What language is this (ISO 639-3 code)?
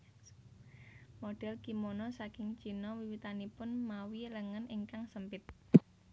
jav